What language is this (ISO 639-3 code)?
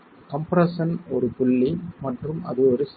tam